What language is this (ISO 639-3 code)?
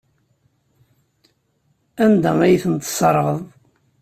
kab